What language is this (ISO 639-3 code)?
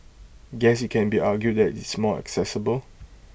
eng